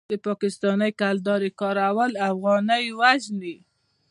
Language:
Pashto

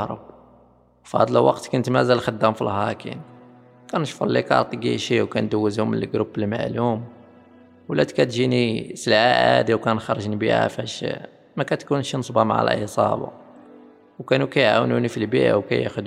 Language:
Arabic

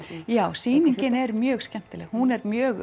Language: Icelandic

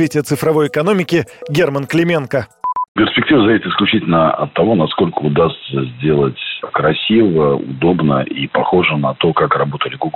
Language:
Russian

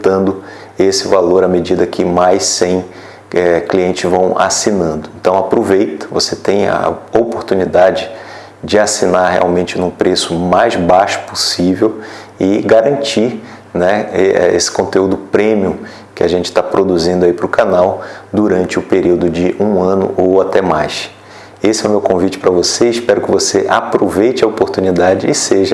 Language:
Portuguese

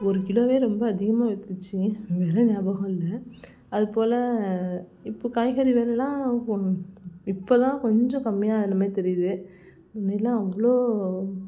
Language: Tamil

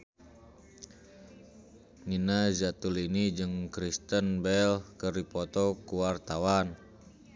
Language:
Sundanese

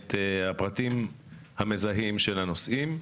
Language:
Hebrew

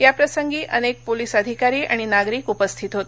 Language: Marathi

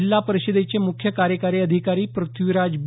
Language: Marathi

